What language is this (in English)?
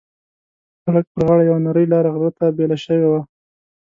Pashto